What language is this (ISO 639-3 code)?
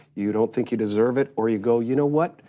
eng